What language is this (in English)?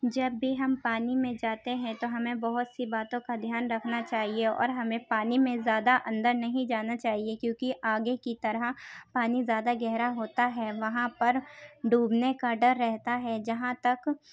Urdu